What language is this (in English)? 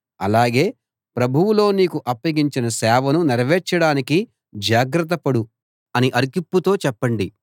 Telugu